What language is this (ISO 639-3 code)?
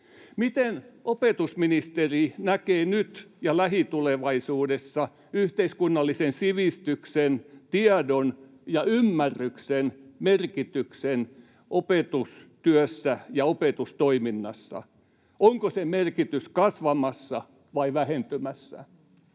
fin